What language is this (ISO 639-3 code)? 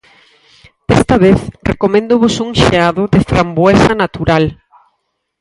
glg